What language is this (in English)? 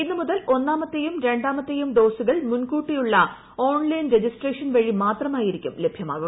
Malayalam